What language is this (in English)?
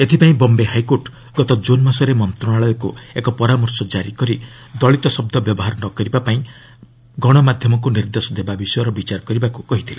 Odia